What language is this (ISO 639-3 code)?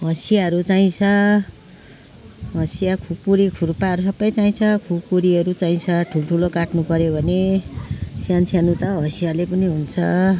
nep